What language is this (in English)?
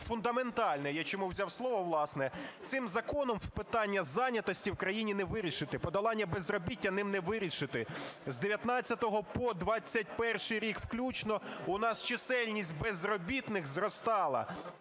Ukrainian